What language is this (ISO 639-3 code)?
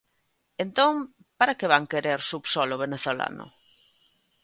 glg